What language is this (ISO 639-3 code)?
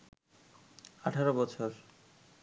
ben